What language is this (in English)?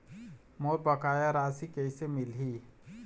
Chhattisgarhi